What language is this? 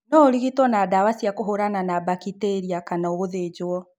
Kikuyu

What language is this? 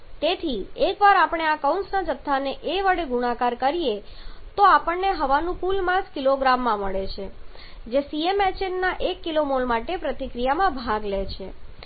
Gujarati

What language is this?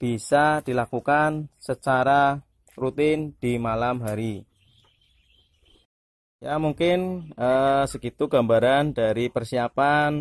Indonesian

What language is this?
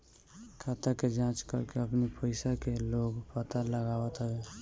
Bhojpuri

